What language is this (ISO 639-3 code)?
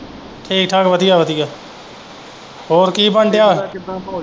pan